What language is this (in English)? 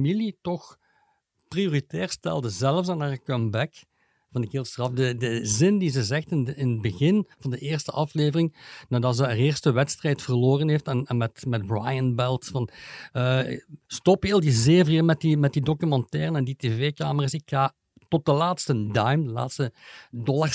Dutch